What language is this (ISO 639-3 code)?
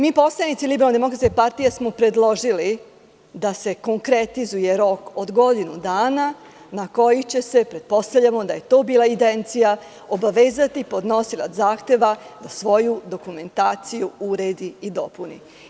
srp